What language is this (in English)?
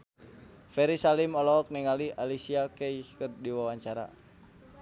Sundanese